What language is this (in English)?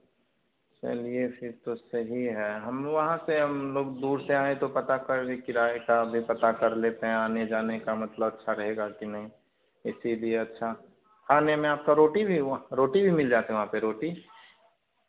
Hindi